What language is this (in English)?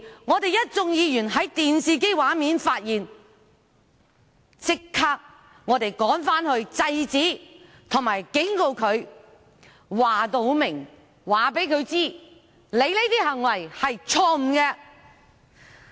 Cantonese